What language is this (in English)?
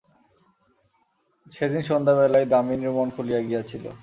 Bangla